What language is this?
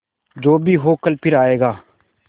Hindi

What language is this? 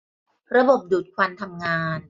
Thai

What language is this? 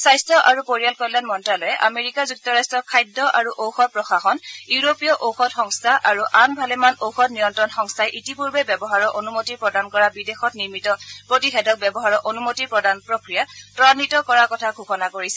Assamese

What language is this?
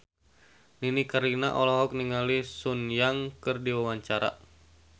Sundanese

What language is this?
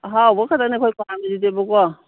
Manipuri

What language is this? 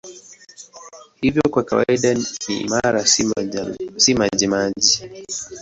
Swahili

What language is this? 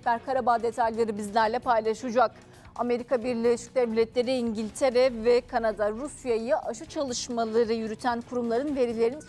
Turkish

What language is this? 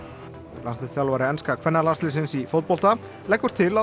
Icelandic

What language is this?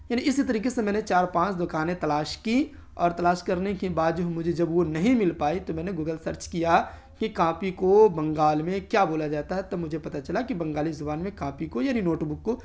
Urdu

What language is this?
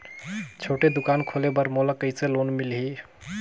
Chhattisgarhi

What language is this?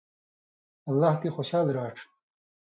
Indus Kohistani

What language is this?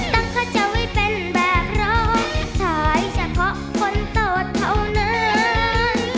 Thai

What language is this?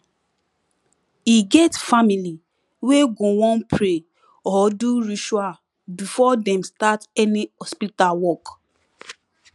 Nigerian Pidgin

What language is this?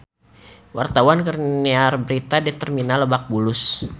Sundanese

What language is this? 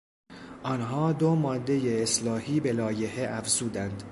Persian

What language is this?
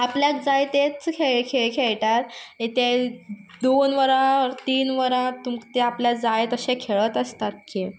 Konkani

